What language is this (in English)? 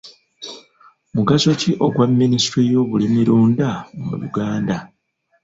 Ganda